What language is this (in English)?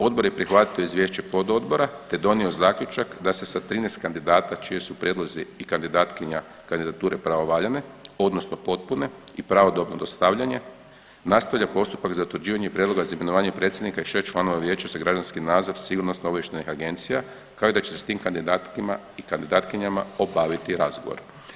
Croatian